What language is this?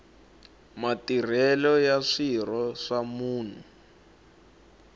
Tsonga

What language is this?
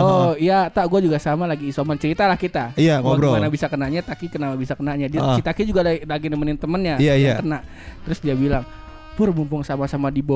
Indonesian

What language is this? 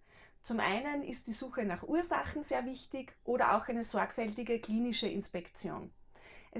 German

